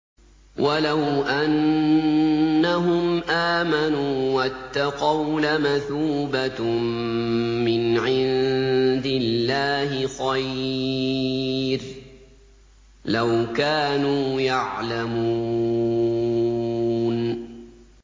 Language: Arabic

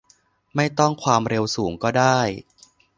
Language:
Thai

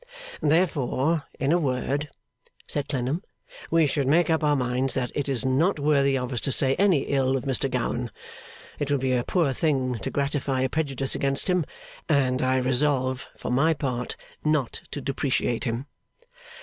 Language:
English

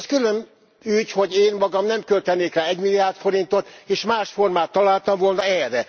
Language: Hungarian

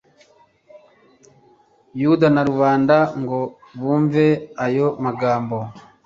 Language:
Kinyarwanda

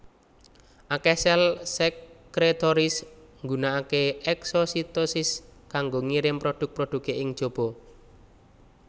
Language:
Javanese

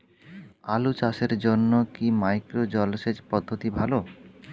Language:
Bangla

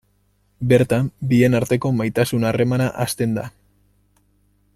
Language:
Basque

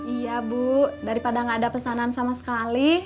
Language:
Indonesian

